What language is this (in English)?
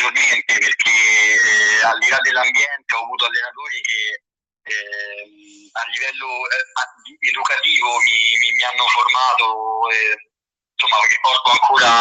Italian